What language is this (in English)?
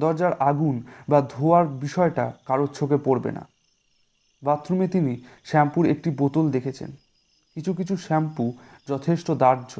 Bangla